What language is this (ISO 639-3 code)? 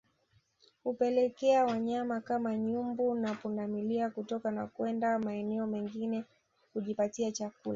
swa